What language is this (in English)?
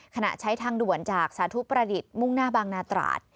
Thai